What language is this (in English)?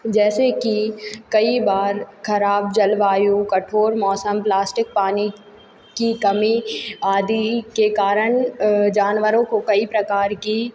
Hindi